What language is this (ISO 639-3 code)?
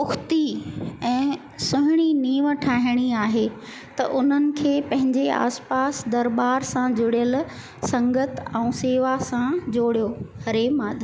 snd